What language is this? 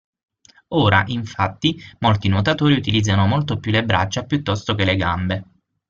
Italian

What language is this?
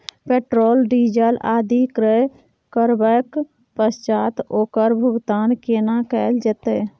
Maithili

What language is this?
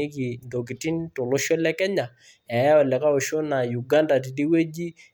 Masai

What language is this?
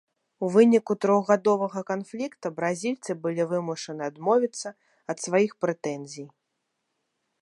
Belarusian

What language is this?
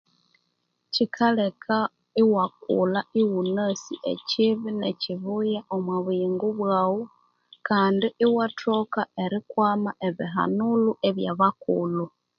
Konzo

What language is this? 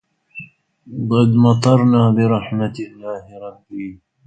Arabic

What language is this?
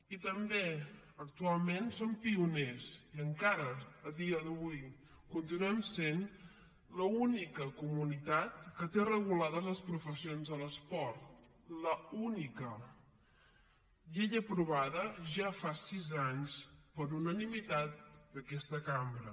Catalan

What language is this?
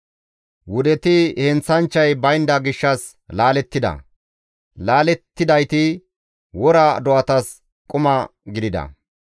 Gamo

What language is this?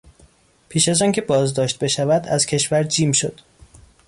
Persian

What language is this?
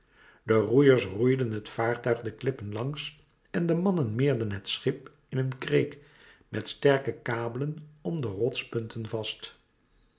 Dutch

